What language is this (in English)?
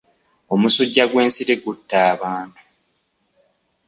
Ganda